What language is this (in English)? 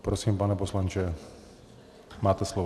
Czech